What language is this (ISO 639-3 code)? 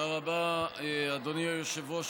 heb